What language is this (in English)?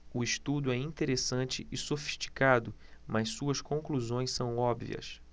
Portuguese